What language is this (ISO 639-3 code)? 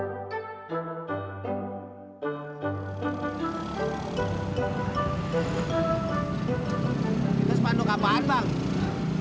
ind